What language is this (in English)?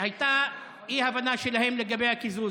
Hebrew